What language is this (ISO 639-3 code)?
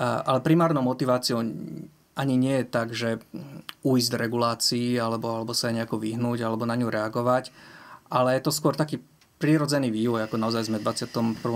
slk